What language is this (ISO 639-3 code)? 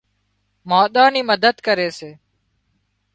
kxp